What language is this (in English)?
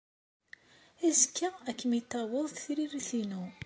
Kabyle